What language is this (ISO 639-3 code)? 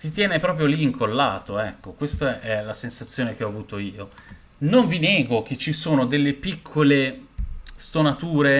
ita